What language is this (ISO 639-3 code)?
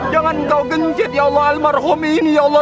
ind